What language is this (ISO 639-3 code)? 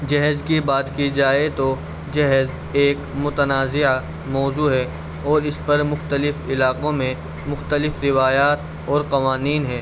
urd